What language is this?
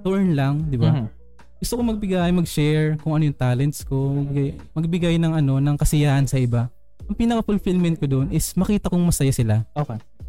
Filipino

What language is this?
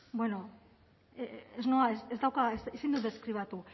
Basque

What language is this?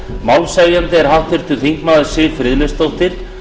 Icelandic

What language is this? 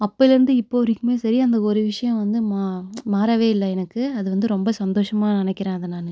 Tamil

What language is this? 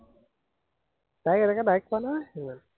Assamese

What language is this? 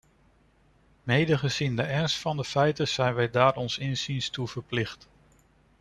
Dutch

